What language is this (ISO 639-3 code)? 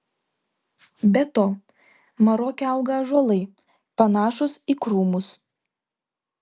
lit